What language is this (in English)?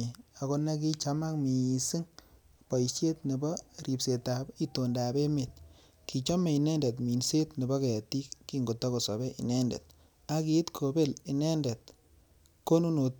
Kalenjin